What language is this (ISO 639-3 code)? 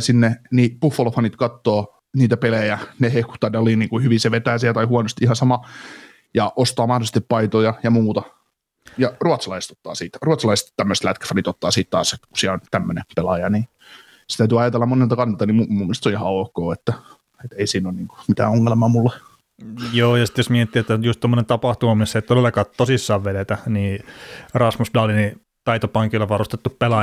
fin